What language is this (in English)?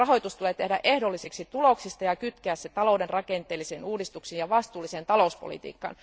Finnish